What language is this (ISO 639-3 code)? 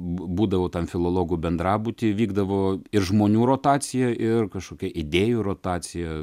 lit